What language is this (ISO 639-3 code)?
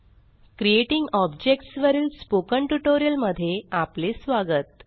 mar